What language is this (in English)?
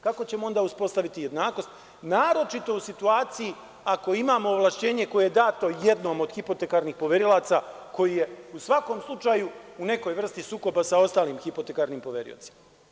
Serbian